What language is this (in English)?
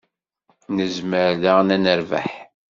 Kabyle